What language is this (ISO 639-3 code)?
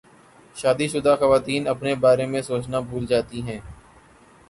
urd